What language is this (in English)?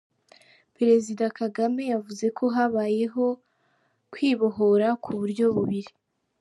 Kinyarwanda